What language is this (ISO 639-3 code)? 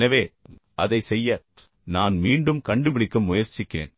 tam